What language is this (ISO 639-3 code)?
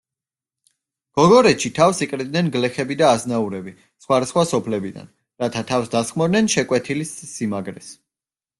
kat